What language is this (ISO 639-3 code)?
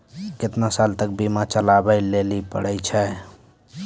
mai